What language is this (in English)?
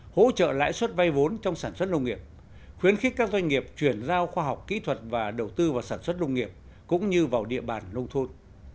Vietnamese